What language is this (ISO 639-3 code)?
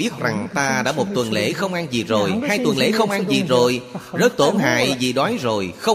vie